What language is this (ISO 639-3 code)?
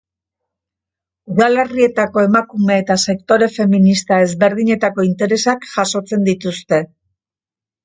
eus